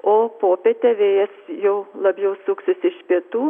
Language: Lithuanian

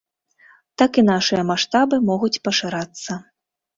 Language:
Belarusian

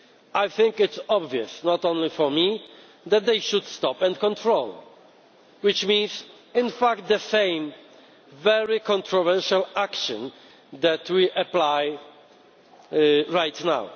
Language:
English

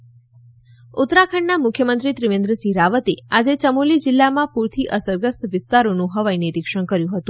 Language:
Gujarati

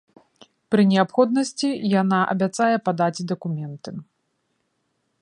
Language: Belarusian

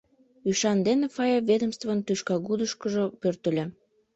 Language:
Mari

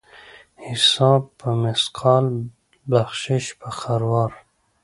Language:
Pashto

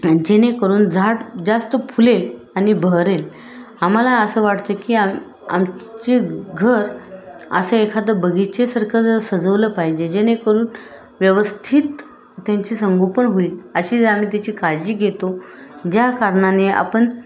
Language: Marathi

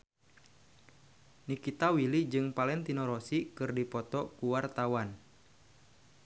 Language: Sundanese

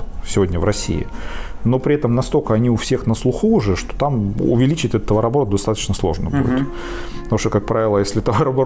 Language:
Russian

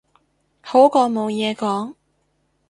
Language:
Cantonese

